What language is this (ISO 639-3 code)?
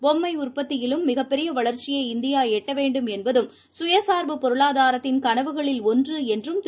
tam